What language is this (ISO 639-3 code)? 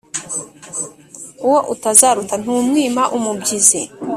kin